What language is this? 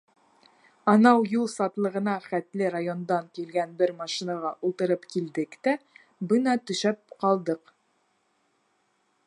Bashkir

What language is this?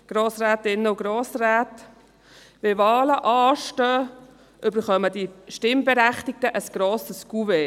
Swiss German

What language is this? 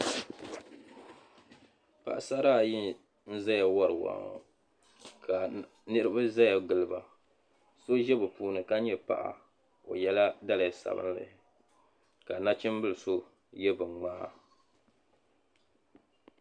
Dagbani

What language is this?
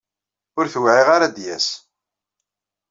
Kabyle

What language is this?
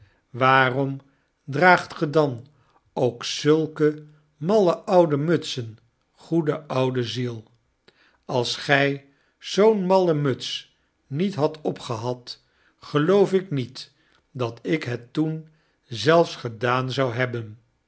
Dutch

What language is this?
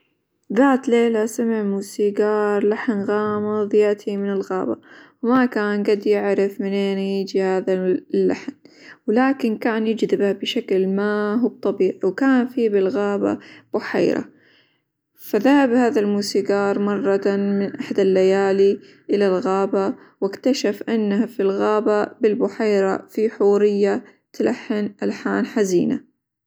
Hijazi Arabic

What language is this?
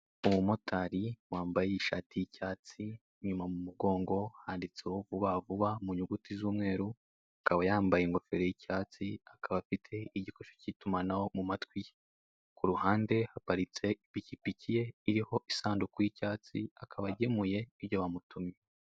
Kinyarwanda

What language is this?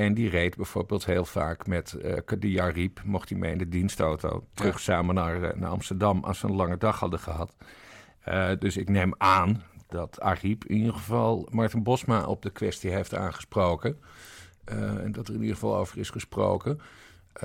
Dutch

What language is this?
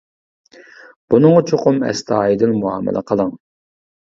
Uyghur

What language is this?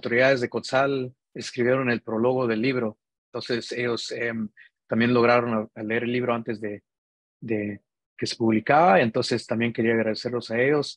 Spanish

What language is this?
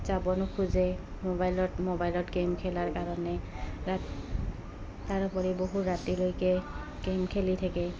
Assamese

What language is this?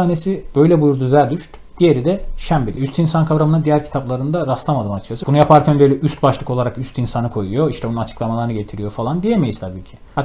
Turkish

